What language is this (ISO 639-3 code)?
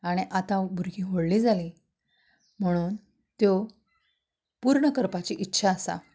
kok